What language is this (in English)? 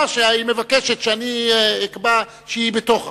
Hebrew